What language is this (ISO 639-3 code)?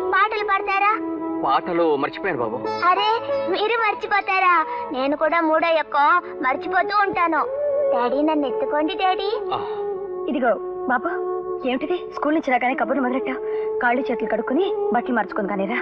ron